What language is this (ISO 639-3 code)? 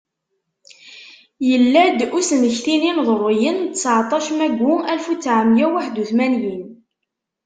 kab